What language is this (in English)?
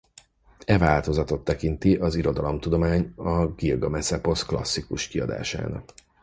Hungarian